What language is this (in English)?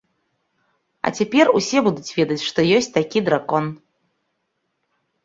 Belarusian